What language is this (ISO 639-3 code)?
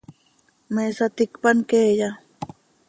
sei